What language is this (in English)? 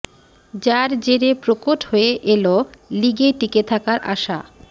Bangla